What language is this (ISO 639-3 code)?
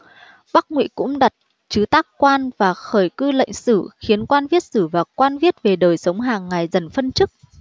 vie